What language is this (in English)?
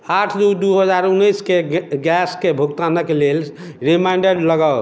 Maithili